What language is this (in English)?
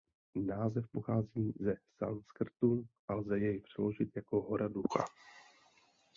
Czech